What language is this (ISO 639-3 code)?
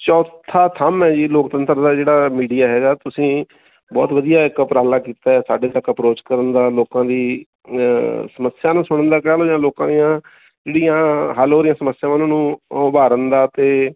pan